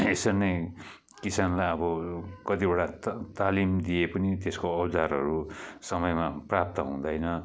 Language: Nepali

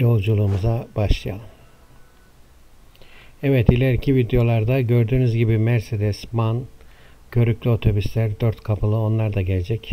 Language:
Turkish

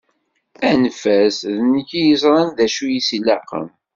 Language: Kabyle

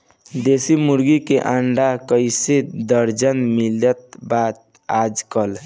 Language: Bhojpuri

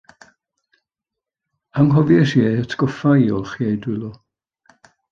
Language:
Welsh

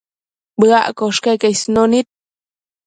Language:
Matsés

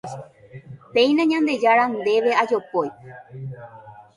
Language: Guarani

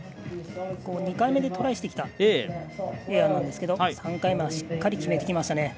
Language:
Japanese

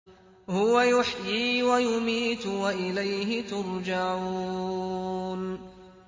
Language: Arabic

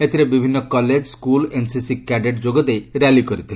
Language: Odia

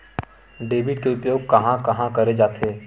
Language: Chhattisgarhi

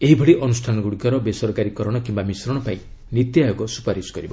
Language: Odia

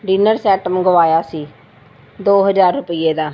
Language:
Punjabi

